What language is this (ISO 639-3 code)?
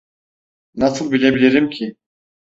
tur